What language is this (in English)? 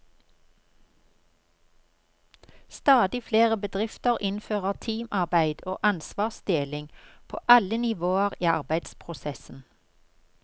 Norwegian